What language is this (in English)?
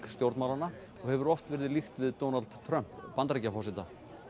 Icelandic